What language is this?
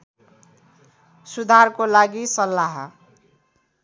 Nepali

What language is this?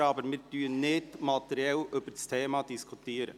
Swiss German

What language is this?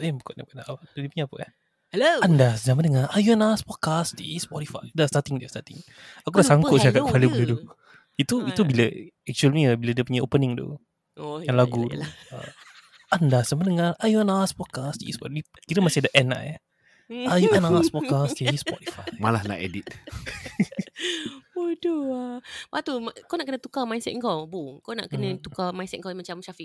Malay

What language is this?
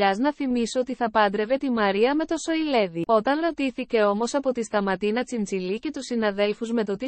Greek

